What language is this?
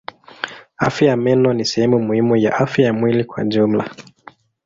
Swahili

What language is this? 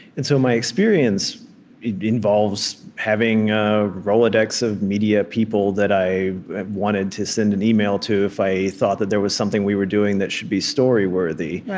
English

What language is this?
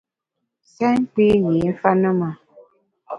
Bamun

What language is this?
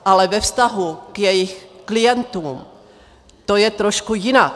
Czech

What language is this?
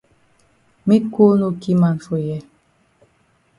Cameroon Pidgin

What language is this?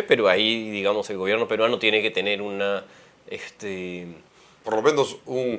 Spanish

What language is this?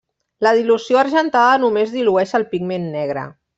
Catalan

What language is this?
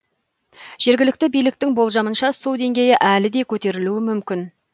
Kazakh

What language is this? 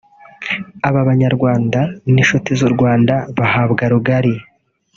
Kinyarwanda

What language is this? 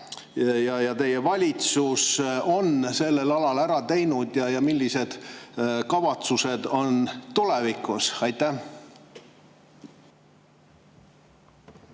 Estonian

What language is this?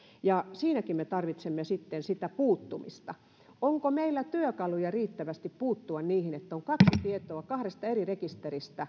Finnish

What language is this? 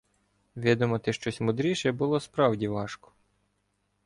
Ukrainian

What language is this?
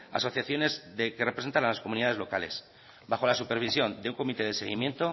Spanish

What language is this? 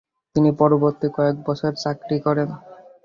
Bangla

